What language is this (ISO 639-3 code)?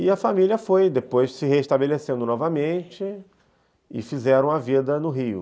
por